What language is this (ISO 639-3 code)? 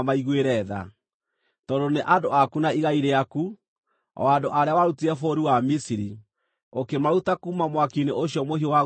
kik